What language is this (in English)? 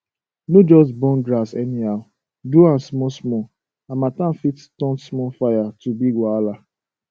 Nigerian Pidgin